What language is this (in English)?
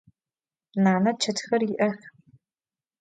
Adyghe